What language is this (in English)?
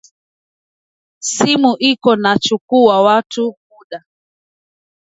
Swahili